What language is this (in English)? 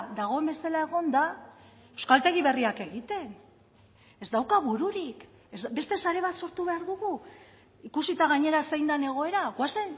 Basque